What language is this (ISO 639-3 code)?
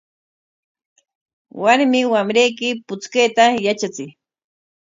qwa